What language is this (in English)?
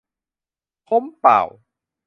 Thai